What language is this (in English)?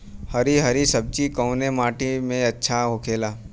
Bhojpuri